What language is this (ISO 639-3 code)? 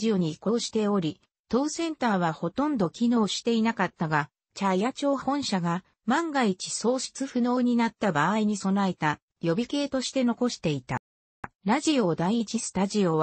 jpn